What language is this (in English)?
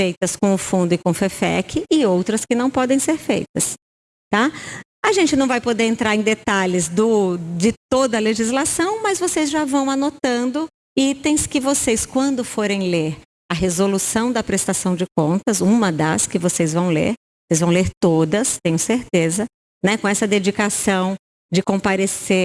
Portuguese